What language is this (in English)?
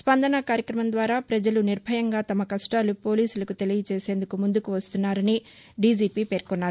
Telugu